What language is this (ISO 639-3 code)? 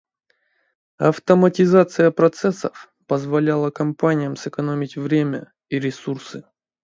rus